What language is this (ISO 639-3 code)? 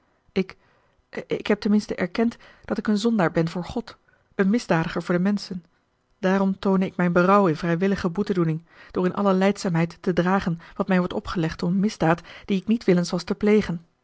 nld